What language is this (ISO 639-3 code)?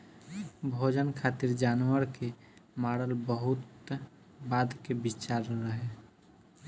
bho